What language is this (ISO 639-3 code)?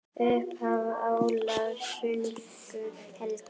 isl